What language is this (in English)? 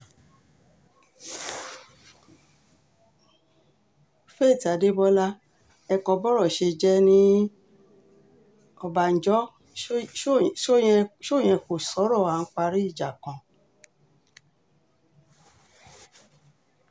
Yoruba